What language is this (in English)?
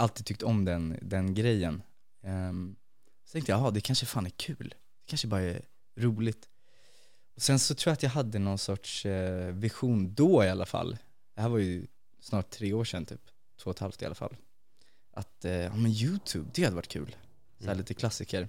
Swedish